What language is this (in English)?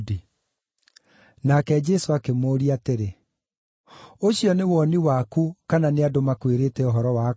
Kikuyu